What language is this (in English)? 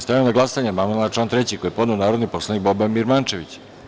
Serbian